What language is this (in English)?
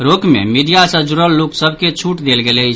Maithili